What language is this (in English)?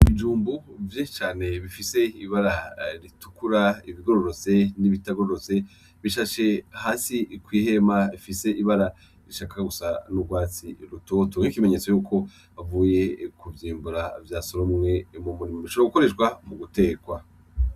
Rundi